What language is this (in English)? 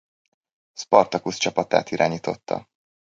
Hungarian